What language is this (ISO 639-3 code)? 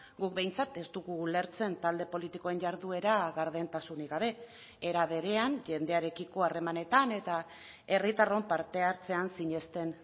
eus